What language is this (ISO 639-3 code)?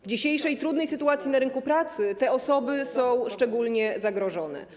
pol